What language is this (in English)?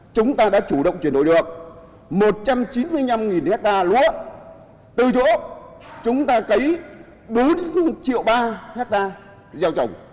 Vietnamese